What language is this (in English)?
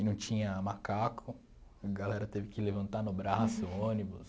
Portuguese